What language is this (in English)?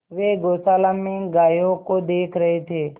Hindi